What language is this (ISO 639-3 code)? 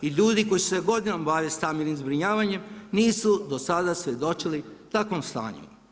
hrv